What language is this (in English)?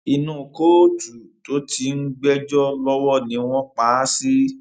Yoruba